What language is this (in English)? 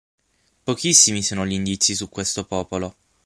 Italian